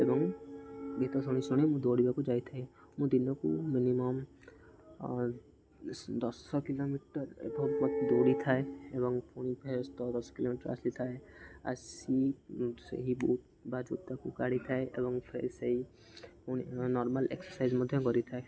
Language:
Odia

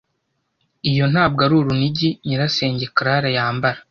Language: Kinyarwanda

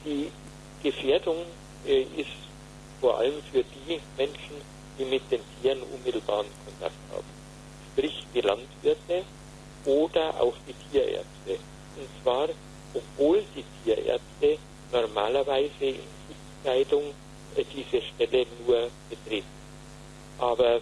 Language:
German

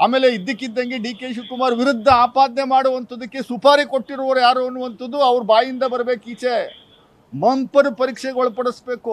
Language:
Kannada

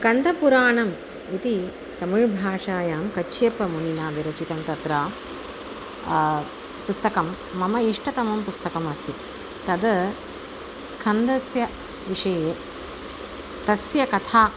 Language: Sanskrit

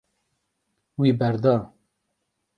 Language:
Kurdish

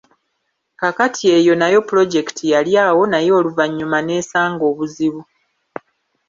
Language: Ganda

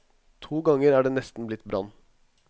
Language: Norwegian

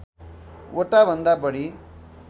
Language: Nepali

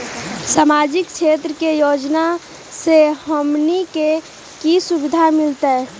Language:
Magahi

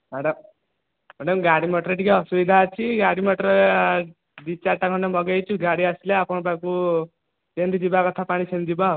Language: Odia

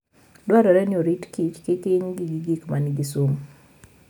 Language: Luo (Kenya and Tanzania)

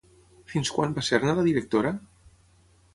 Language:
Catalan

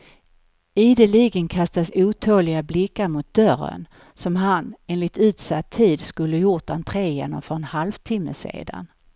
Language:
Swedish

